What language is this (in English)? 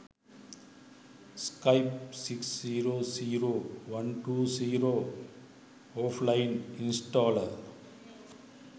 Sinhala